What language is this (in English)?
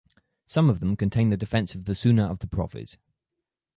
English